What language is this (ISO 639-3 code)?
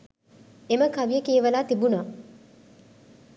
sin